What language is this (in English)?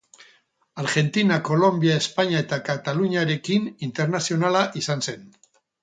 Basque